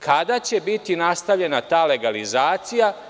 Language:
Serbian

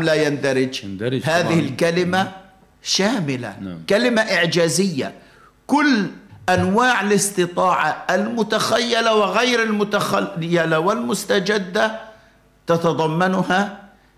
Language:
Arabic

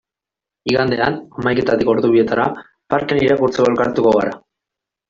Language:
Basque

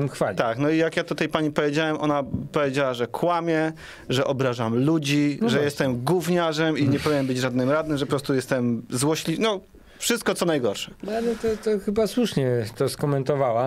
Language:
Polish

